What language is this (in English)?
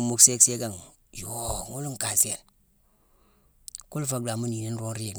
Mansoanka